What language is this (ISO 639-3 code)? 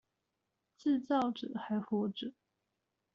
zho